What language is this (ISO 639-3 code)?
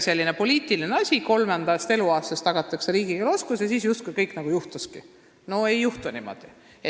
est